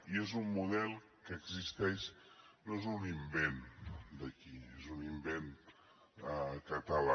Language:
Catalan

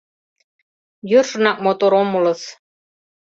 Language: Mari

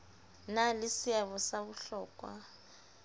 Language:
Southern Sotho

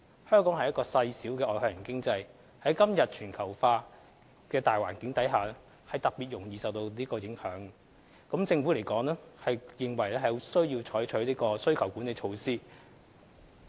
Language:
Cantonese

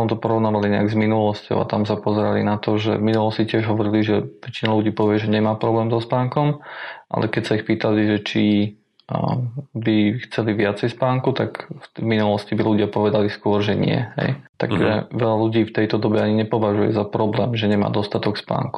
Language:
Slovak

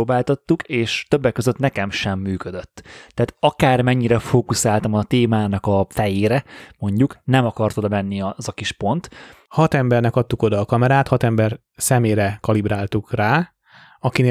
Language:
Hungarian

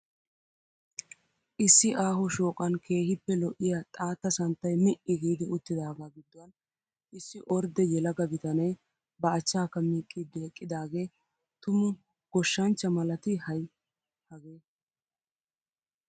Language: Wolaytta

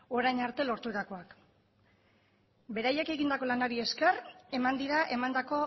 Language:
Basque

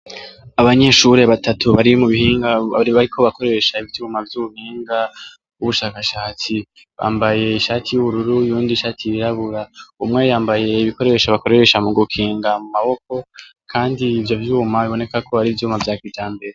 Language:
Rundi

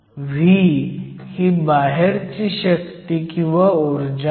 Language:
Marathi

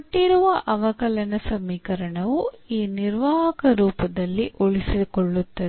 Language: Kannada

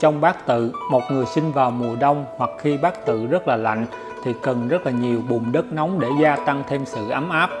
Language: Vietnamese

